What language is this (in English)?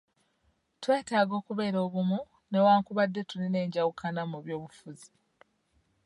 Ganda